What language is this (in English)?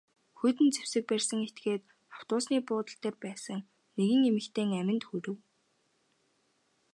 Mongolian